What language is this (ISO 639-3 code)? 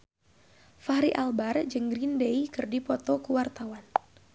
sun